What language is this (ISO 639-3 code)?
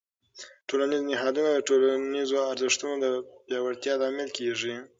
pus